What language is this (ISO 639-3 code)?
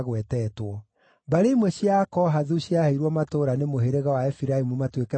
kik